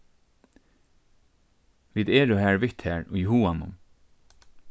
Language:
Faroese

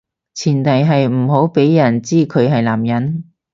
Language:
Cantonese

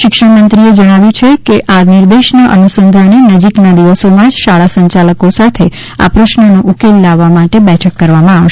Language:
Gujarati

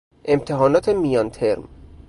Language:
Persian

